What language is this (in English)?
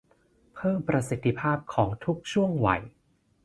Thai